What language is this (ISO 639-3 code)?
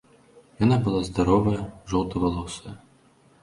bel